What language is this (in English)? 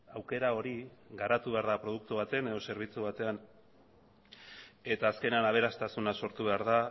Basque